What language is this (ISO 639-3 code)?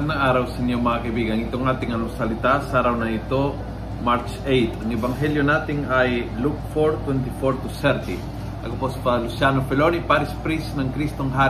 fil